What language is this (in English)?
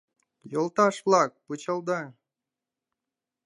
Mari